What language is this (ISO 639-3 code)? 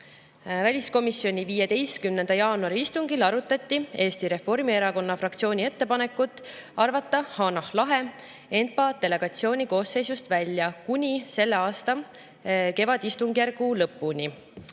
est